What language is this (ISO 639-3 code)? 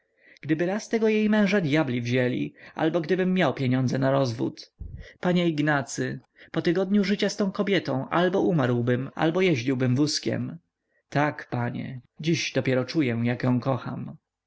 pol